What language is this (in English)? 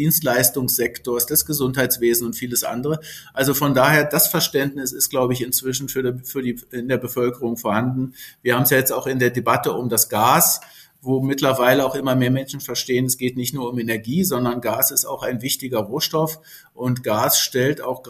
German